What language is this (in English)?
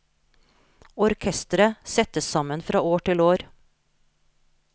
Norwegian